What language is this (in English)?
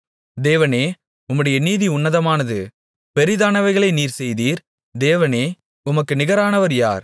Tamil